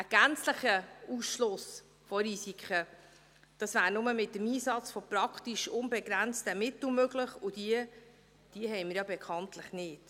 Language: Swiss German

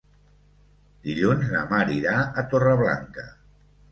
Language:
Catalan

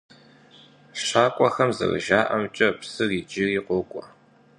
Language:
Kabardian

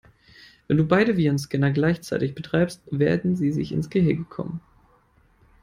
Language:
German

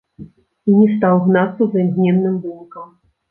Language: Belarusian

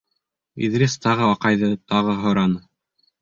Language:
Bashkir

